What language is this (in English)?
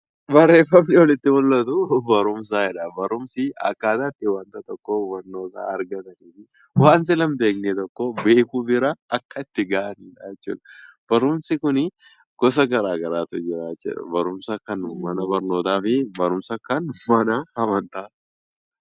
Oromo